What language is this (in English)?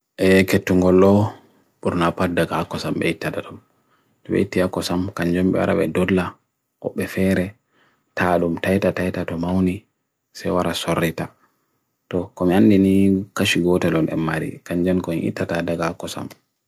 Bagirmi Fulfulde